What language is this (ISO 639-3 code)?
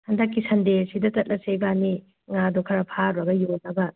mni